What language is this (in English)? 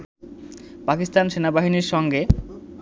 Bangla